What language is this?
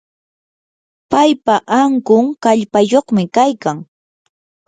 Yanahuanca Pasco Quechua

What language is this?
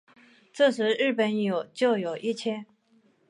Chinese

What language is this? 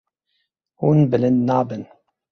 Kurdish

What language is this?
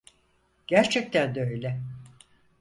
Turkish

